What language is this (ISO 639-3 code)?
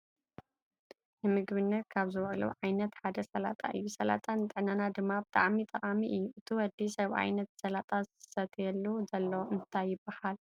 tir